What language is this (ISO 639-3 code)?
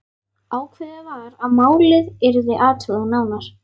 isl